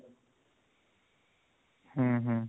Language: Odia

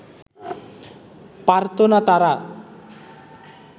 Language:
Bangla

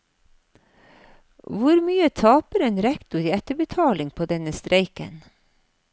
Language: Norwegian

